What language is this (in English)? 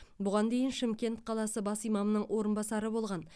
Kazakh